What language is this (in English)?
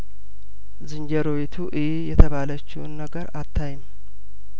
Amharic